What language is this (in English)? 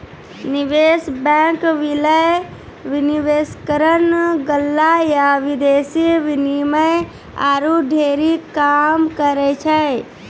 Maithili